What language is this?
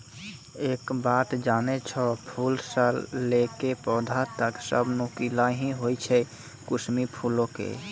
Maithili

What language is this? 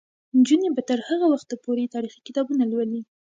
Pashto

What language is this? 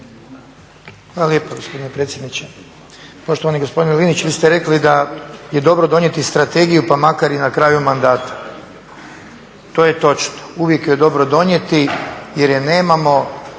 Croatian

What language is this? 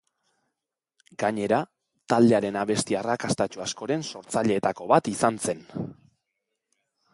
Basque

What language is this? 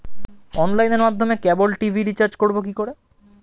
Bangla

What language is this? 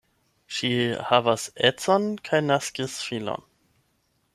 Esperanto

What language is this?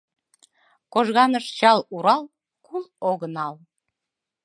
Mari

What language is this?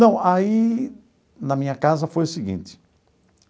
Portuguese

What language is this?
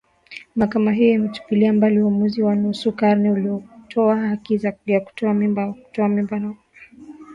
Swahili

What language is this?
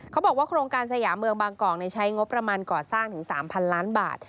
Thai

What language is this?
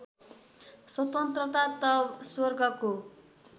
Nepali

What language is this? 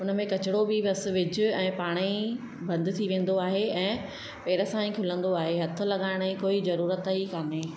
Sindhi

